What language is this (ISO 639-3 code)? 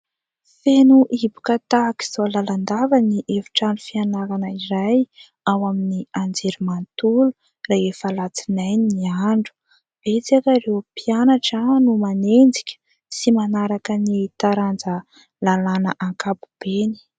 mlg